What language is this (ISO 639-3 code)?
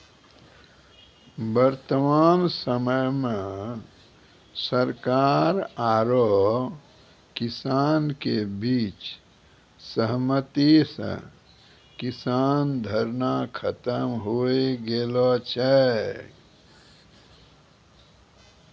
mai